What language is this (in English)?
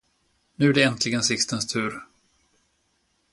Swedish